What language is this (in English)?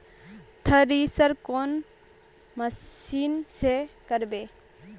Magahi